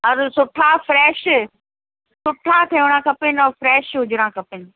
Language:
Sindhi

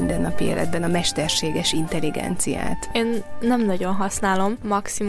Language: Hungarian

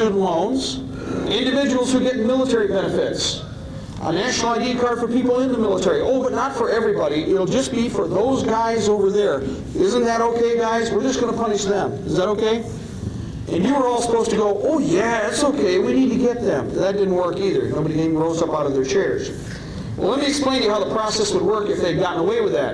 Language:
English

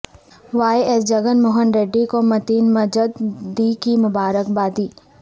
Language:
Urdu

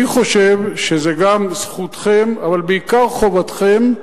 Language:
Hebrew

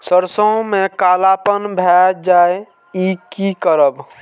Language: Maithili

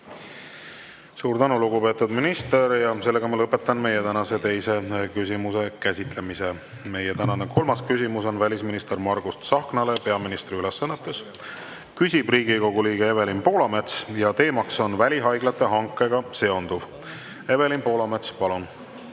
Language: Estonian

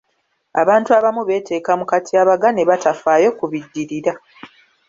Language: Ganda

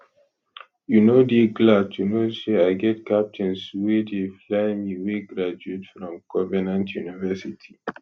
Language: Nigerian Pidgin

